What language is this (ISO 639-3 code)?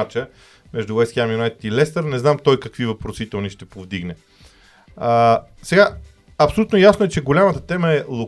bul